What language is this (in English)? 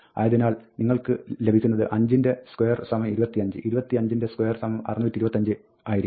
Malayalam